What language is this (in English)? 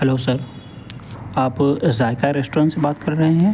Urdu